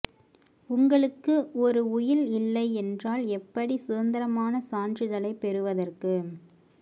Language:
Tamil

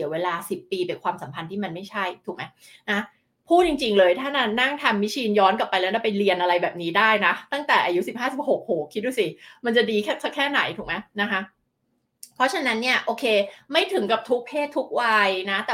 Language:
Thai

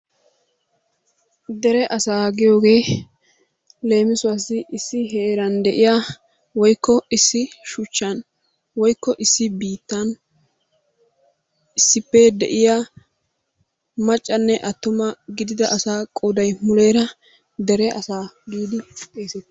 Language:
Wolaytta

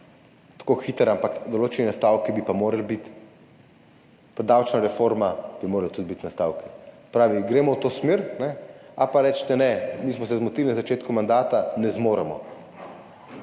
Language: Slovenian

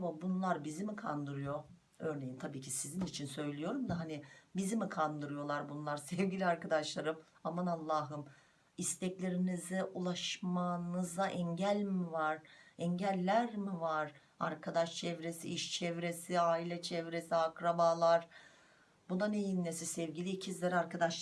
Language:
Turkish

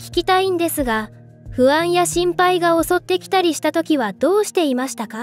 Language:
Japanese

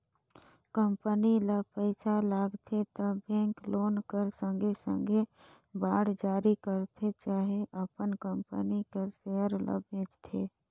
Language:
Chhattisgarhi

